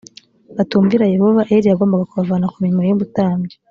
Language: Kinyarwanda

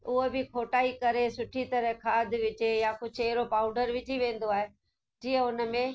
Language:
Sindhi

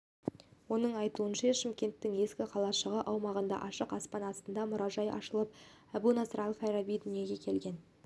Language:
Kazakh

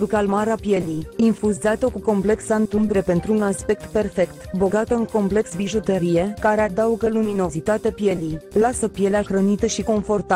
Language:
Romanian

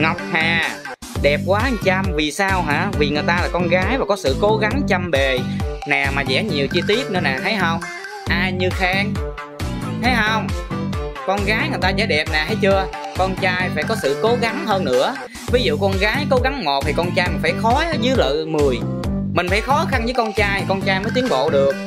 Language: Vietnamese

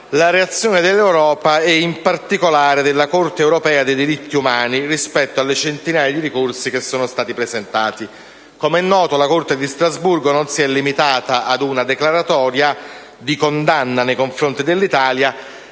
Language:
Italian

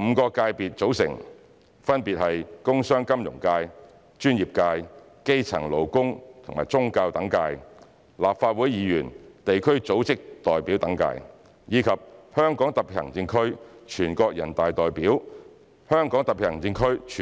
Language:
Cantonese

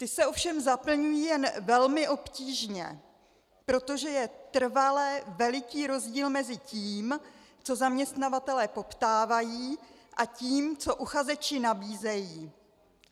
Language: Czech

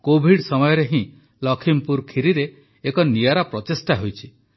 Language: Odia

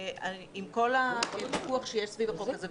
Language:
Hebrew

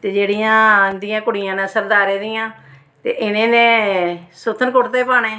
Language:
Dogri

